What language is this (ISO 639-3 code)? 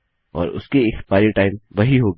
hin